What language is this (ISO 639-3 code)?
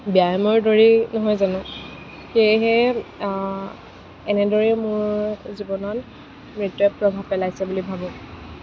asm